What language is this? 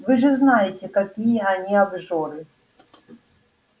Russian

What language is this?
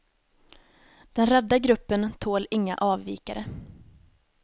Swedish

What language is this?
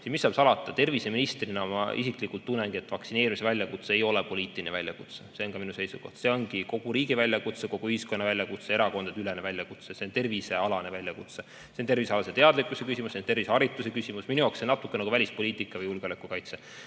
Estonian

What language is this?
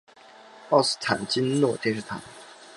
Chinese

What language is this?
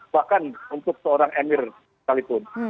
Indonesian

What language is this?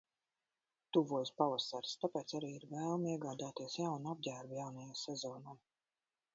Latvian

